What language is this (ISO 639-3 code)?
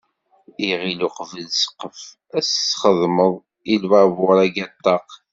kab